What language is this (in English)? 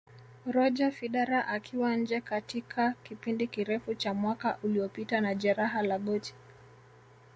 Swahili